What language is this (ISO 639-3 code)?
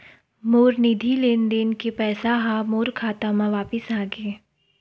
hne